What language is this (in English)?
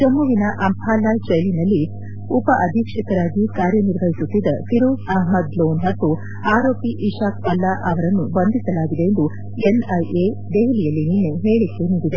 Kannada